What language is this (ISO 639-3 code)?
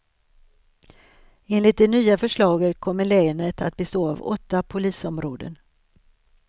swe